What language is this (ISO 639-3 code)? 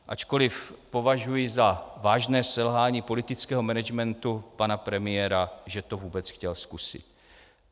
ces